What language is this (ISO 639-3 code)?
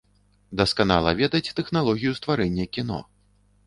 bel